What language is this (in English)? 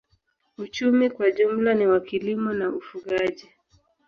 Swahili